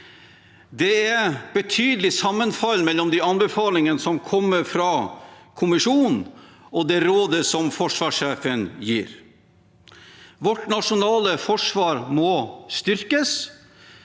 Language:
Norwegian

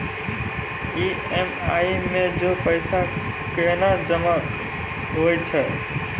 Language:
Maithili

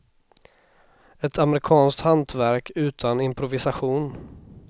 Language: Swedish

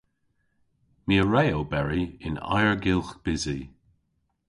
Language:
Cornish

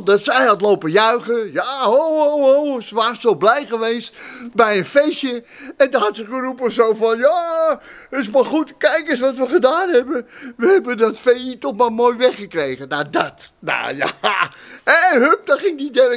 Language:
Dutch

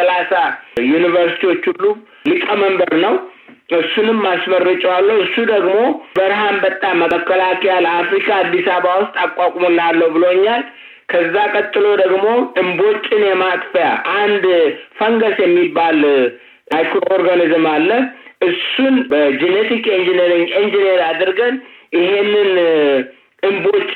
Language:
Amharic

